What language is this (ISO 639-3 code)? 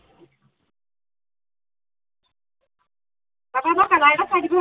asm